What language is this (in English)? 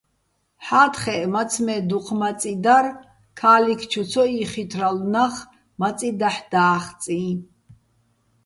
Bats